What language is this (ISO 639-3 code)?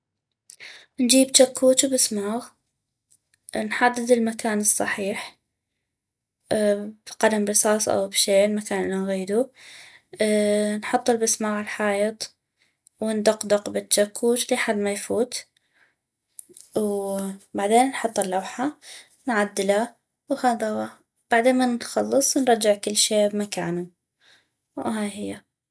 ayp